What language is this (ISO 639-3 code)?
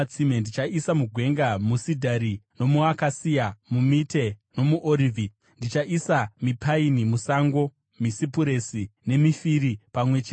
sna